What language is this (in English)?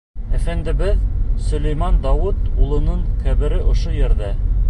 Bashkir